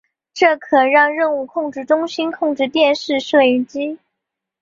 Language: Chinese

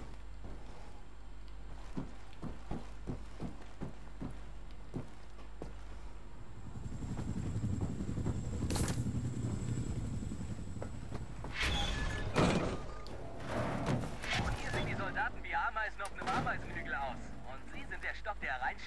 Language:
German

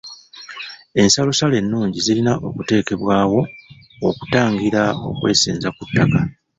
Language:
Ganda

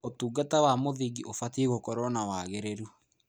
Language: Kikuyu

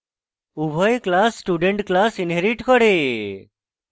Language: Bangla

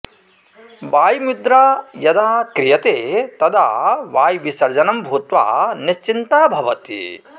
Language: Sanskrit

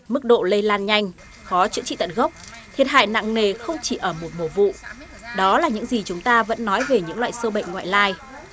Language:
Vietnamese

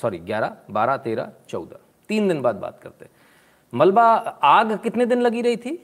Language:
Hindi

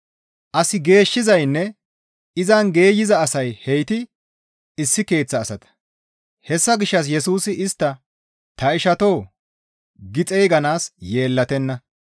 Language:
Gamo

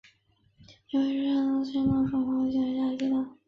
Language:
Chinese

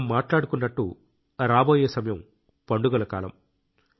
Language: Telugu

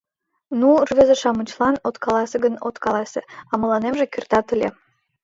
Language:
Mari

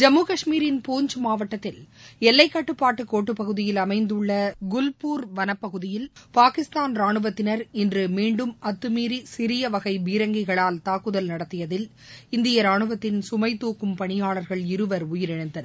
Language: Tamil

